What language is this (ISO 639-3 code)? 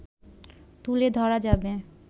ben